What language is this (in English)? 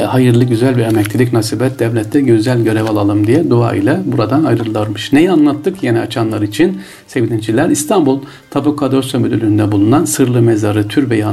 Turkish